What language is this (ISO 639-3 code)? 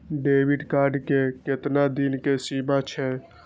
mai